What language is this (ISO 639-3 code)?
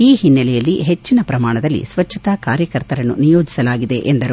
kan